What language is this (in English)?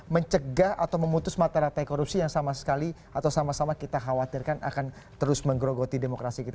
Indonesian